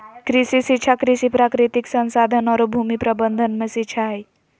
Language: Magahi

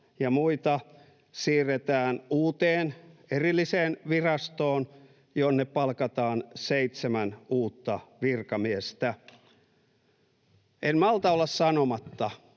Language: Finnish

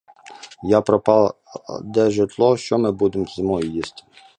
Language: Ukrainian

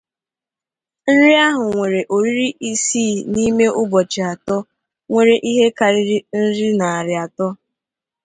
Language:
Igbo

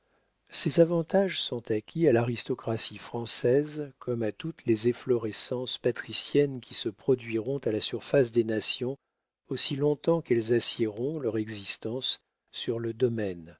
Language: French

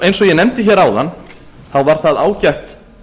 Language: Icelandic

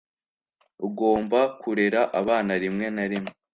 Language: Kinyarwanda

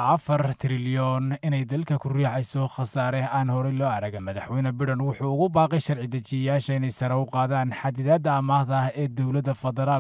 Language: Arabic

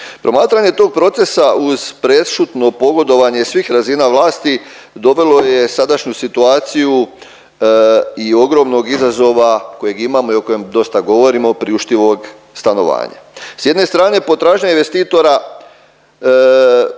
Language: Croatian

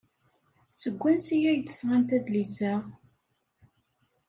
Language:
Kabyle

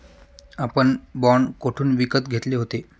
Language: Marathi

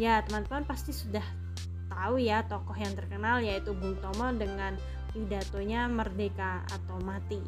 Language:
Indonesian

